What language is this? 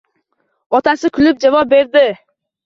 Uzbek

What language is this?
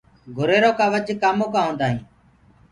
Gurgula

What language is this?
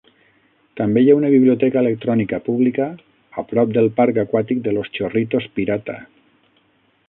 Catalan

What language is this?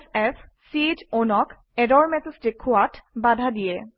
Assamese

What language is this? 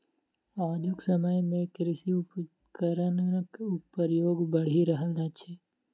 Maithili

